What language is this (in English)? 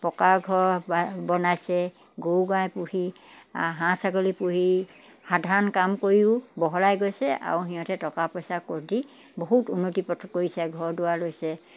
Assamese